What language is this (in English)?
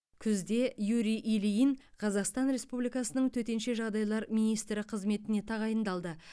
Kazakh